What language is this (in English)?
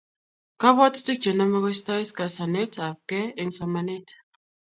Kalenjin